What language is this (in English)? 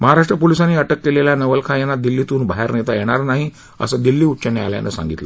Marathi